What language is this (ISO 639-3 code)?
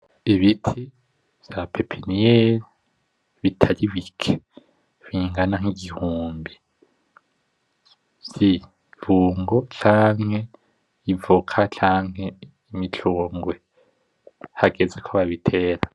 run